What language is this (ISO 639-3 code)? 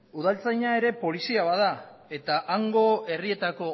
eus